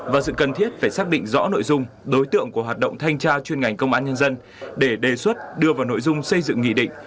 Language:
Vietnamese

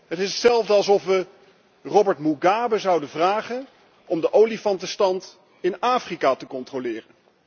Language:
Dutch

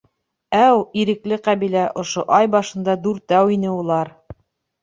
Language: Bashkir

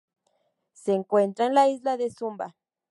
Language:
Spanish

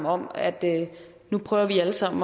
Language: Danish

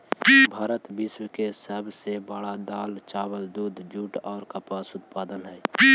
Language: Magahi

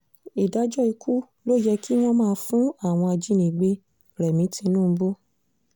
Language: Yoruba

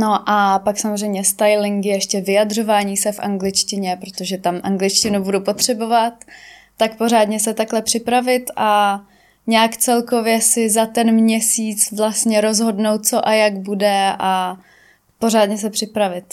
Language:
Czech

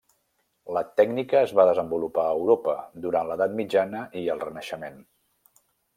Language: Catalan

